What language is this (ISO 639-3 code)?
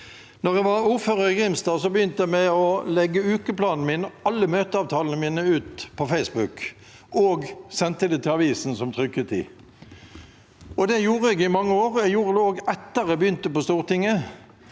nor